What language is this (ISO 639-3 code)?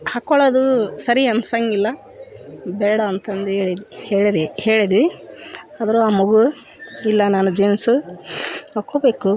kan